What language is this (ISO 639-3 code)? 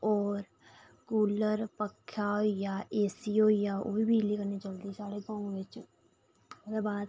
doi